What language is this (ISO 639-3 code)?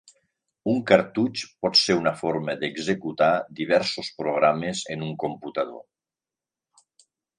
cat